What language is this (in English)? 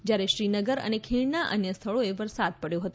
Gujarati